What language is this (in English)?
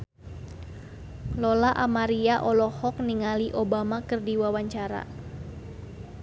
Sundanese